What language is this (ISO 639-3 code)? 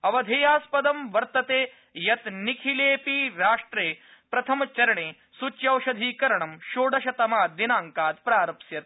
san